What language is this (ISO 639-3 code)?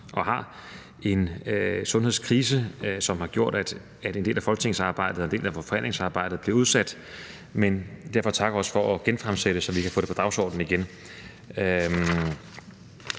dan